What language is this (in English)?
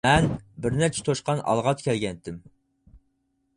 Uyghur